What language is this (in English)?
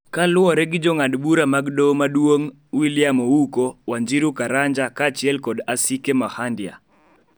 Luo (Kenya and Tanzania)